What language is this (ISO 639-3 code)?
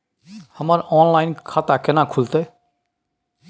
mai